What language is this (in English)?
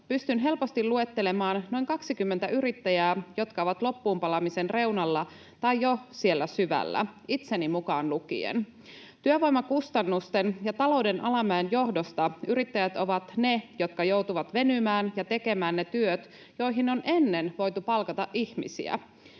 Finnish